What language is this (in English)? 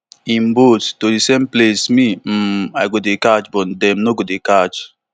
Nigerian Pidgin